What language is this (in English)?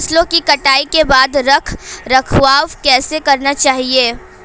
Hindi